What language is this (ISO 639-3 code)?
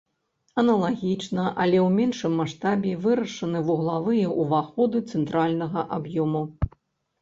bel